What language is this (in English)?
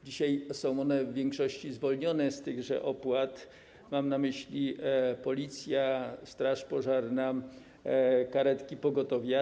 Polish